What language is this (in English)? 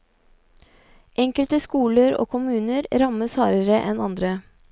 Norwegian